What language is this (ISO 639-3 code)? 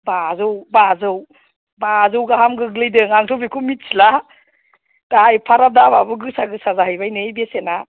brx